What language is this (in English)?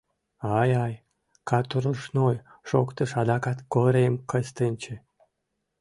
Mari